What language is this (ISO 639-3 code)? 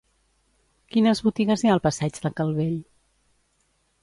cat